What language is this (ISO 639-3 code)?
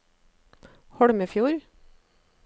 nor